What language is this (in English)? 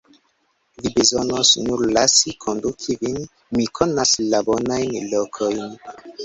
Esperanto